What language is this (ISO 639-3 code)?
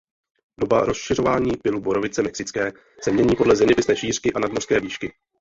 ces